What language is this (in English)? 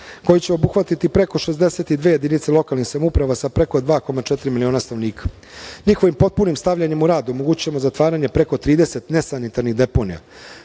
Serbian